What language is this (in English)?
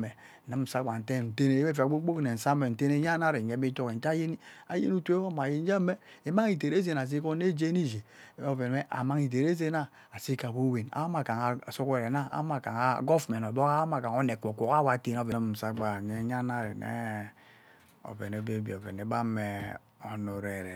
Ubaghara